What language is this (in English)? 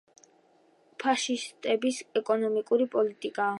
Georgian